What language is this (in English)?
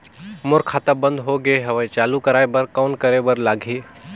Chhattisgarhi